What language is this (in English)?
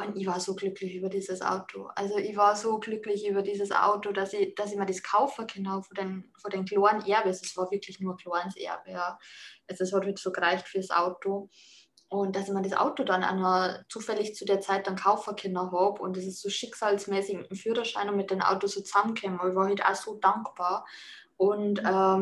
German